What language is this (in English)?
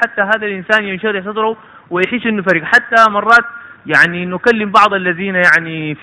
Arabic